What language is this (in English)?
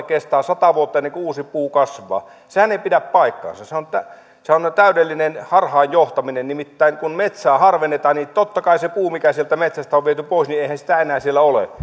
Finnish